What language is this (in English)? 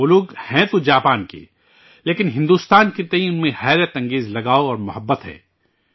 Urdu